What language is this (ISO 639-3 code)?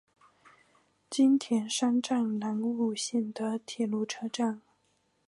zho